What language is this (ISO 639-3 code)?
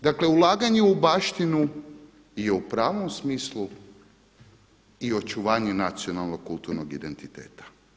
hrv